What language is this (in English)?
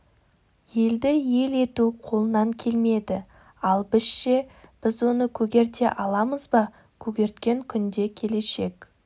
Kazakh